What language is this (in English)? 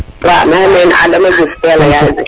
Serer